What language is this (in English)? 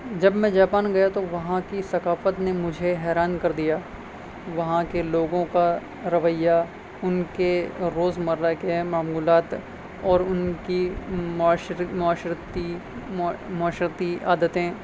Urdu